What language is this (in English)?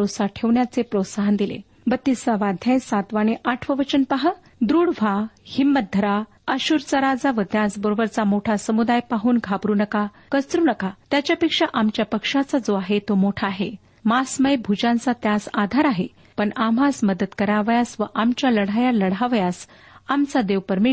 Marathi